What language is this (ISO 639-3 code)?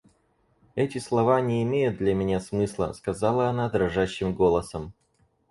rus